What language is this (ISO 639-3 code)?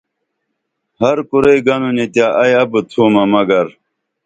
dml